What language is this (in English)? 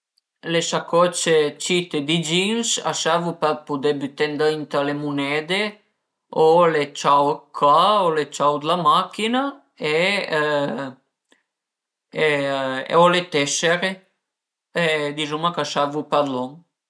Piedmontese